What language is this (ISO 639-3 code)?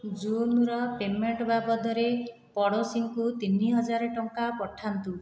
ori